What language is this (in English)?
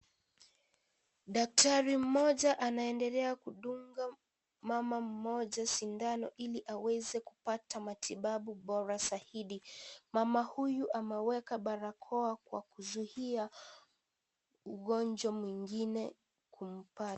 Swahili